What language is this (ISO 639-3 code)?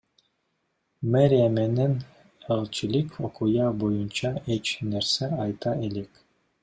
kir